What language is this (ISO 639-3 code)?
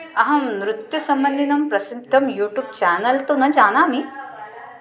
san